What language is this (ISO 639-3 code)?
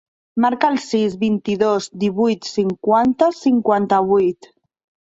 cat